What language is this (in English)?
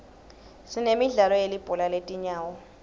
Swati